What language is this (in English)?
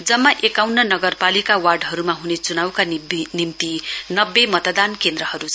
Nepali